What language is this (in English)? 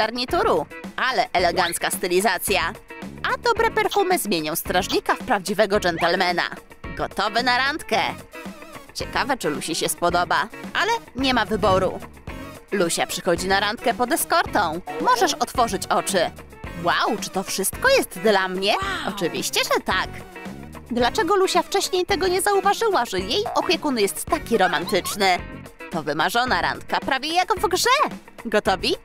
Polish